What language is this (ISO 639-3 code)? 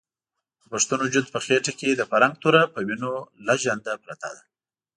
pus